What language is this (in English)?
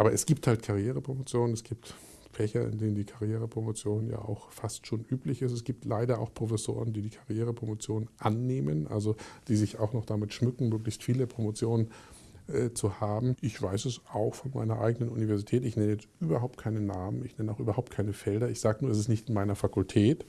German